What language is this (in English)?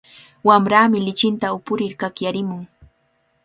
Cajatambo North Lima Quechua